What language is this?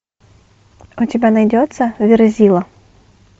Russian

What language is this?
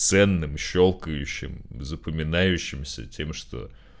Russian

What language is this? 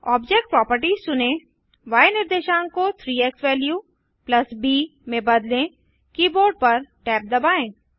Hindi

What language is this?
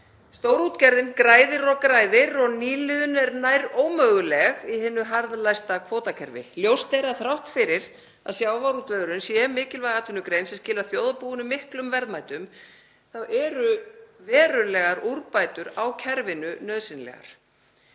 Icelandic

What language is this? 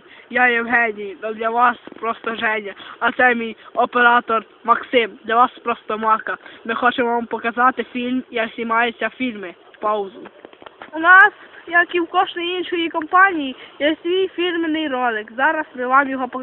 Ukrainian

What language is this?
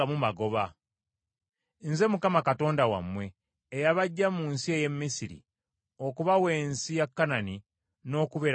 Ganda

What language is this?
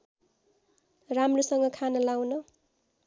Nepali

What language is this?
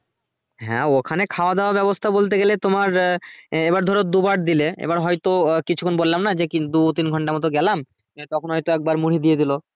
Bangla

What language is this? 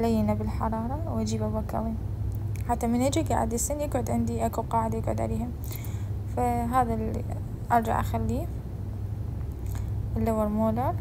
Arabic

